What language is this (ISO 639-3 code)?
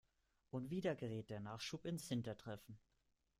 deu